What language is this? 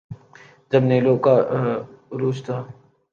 Urdu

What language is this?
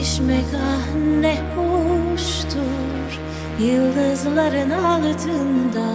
Turkish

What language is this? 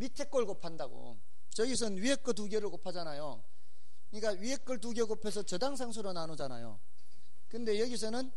Korean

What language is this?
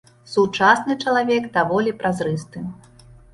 Belarusian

